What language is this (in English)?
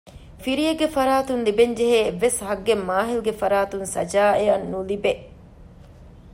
Divehi